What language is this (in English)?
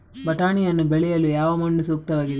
Kannada